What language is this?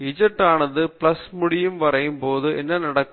Tamil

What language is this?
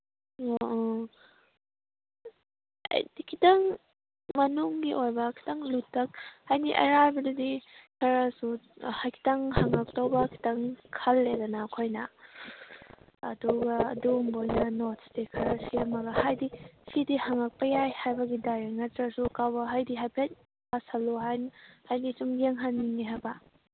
Manipuri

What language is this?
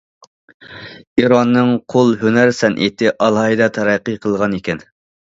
Uyghur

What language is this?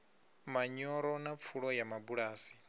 Venda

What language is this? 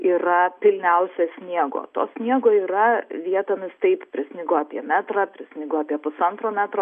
Lithuanian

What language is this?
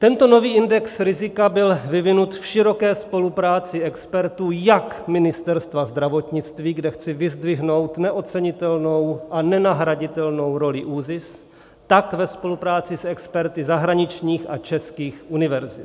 Czech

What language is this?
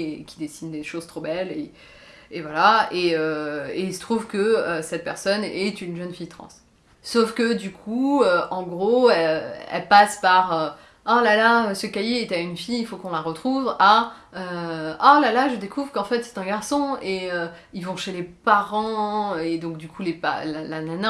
French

